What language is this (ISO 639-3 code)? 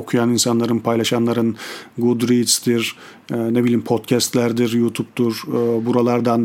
tur